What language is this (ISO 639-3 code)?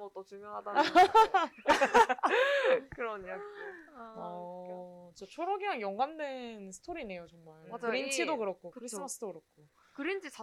kor